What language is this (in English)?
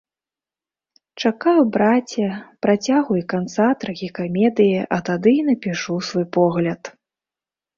Belarusian